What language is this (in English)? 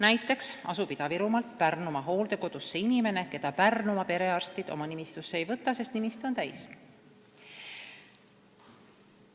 Estonian